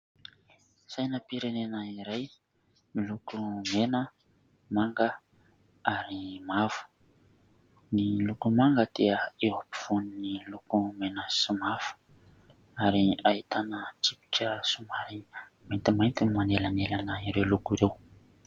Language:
Malagasy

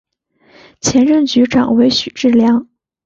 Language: Chinese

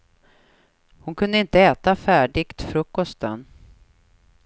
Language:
Swedish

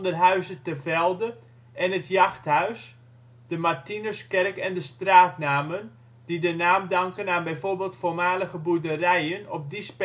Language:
Dutch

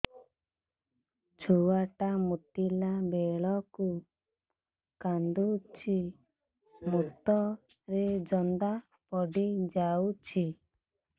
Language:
Odia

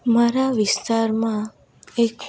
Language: Gujarati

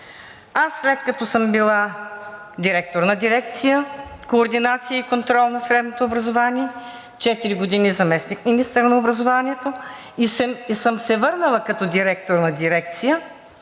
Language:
Bulgarian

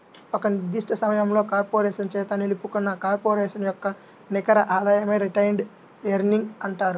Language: Telugu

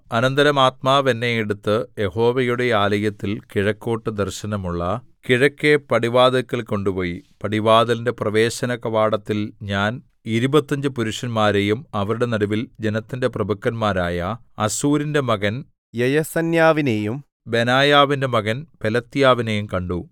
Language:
Malayalam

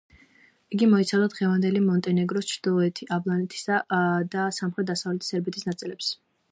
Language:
Georgian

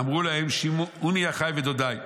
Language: Hebrew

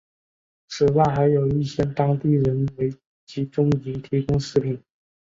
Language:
Chinese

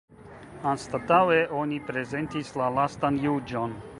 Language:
Esperanto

